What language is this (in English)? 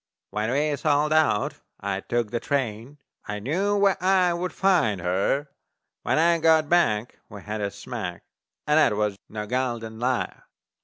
English